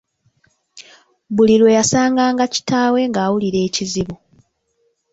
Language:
Ganda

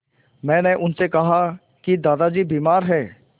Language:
Hindi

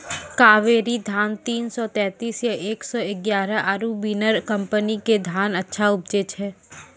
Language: Maithili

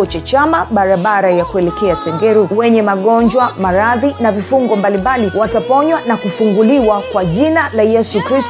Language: Swahili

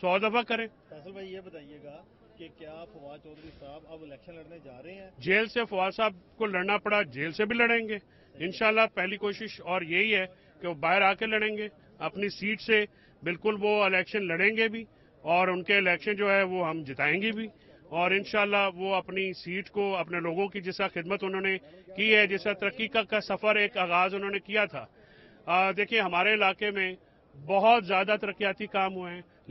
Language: Hindi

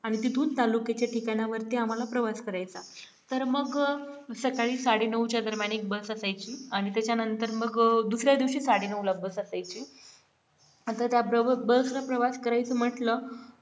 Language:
Marathi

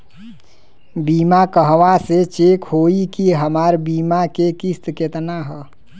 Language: Bhojpuri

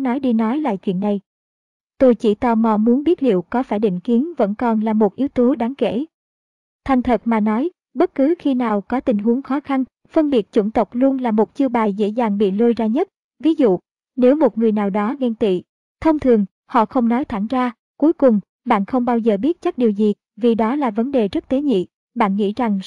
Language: Vietnamese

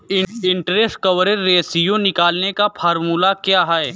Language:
Hindi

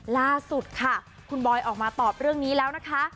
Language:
Thai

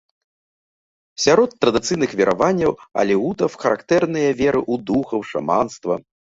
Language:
Belarusian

